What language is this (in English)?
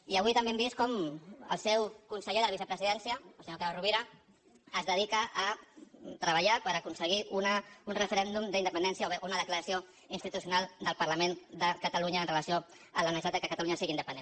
Catalan